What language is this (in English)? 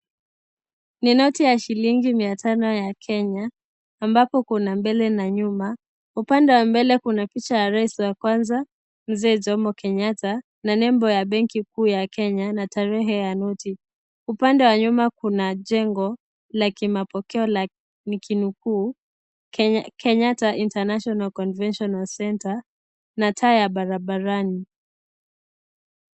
Swahili